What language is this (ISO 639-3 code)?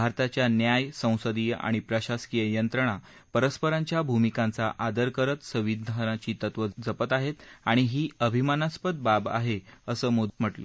mar